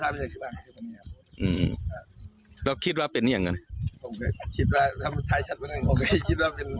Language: Thai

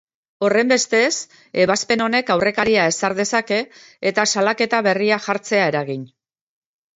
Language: Basque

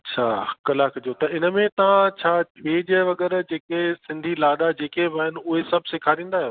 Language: Sindhi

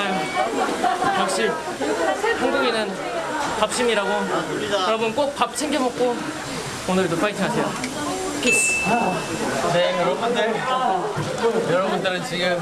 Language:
Korean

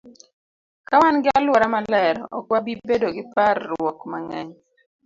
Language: Luo (Kenya and Tanzania)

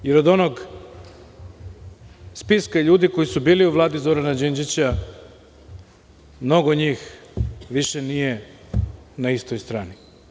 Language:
Serbian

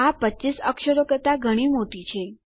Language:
Gujarati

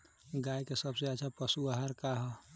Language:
Bhojpuri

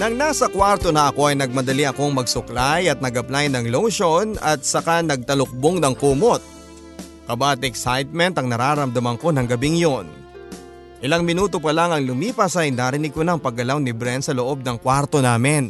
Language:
Filipino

